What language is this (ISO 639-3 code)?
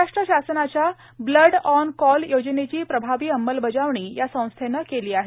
mar